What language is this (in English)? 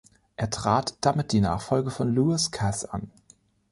German